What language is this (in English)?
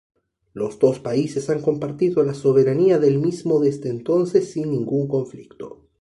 Spanish